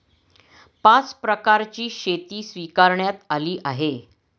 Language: Marathi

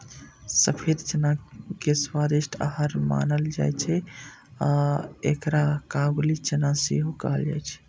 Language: Maithili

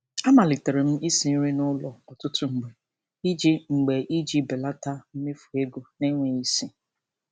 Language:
Igbo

